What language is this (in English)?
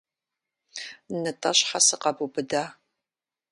Kabardian